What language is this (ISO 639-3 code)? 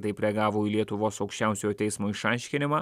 lit